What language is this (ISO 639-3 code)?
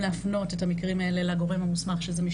heb